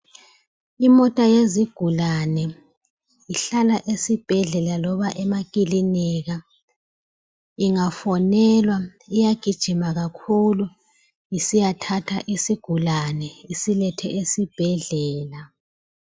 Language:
North Ndebele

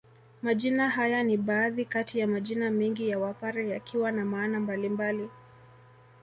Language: Swahili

